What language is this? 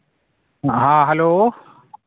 Santali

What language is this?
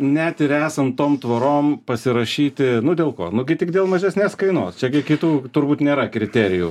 Lithuanian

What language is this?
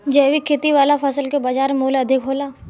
Bhojpuri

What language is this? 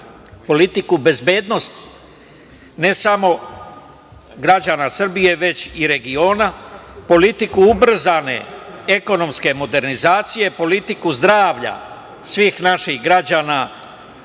Serbian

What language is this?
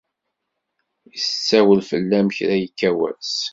Kabyle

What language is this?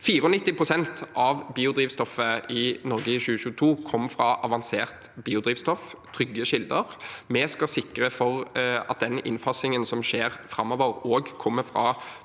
Norwegian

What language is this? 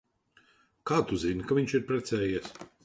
Latvian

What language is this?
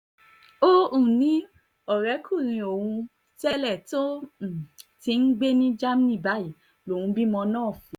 Yoruba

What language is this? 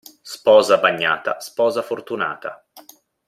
Italian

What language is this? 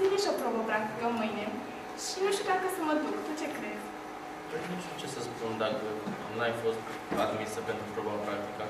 Romanian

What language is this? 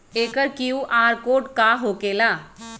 Magahi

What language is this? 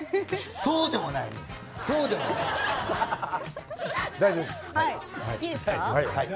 Japanese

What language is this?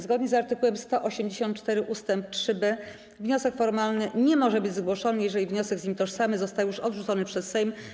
Polish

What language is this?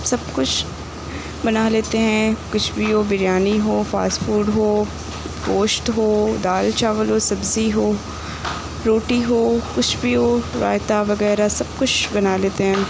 Urdu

